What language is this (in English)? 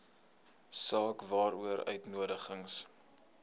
Afrikaans